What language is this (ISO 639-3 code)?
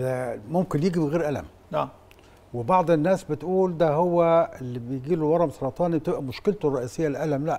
ara